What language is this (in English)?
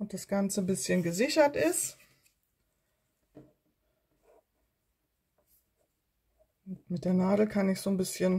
German